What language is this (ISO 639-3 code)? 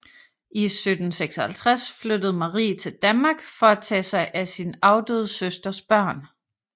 dan